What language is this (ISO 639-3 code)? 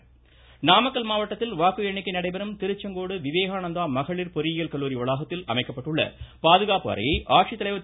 tam